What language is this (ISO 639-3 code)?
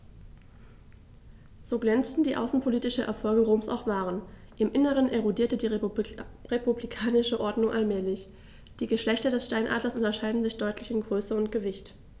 deu